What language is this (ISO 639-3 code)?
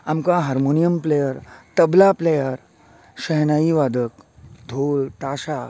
kok